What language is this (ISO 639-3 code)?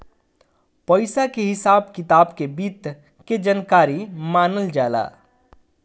bho